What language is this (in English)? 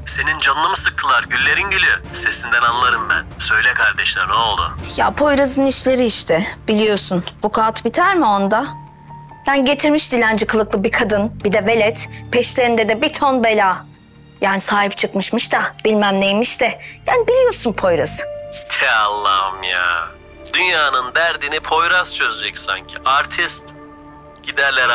Turkish